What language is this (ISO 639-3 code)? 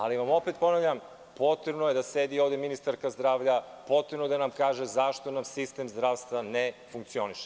srp